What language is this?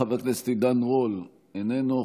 Hebrew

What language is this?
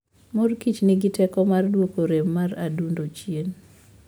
Luo (Kenya and Tanzania)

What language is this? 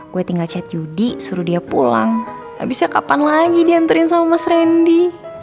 Indonesian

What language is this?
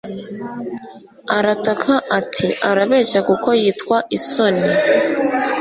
Kinyarwanda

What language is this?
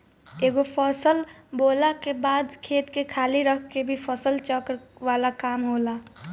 Bhojpuri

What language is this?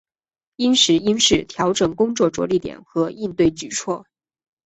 Chinese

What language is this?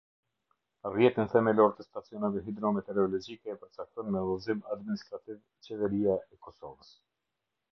Albanian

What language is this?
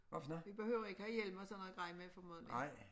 Danish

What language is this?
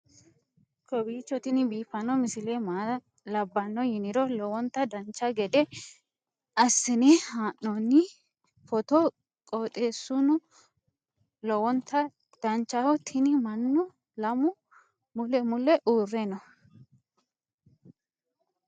Sidamo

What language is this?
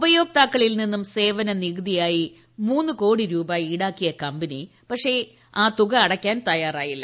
Malayalam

